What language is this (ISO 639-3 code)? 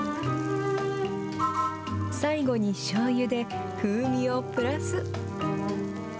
jpn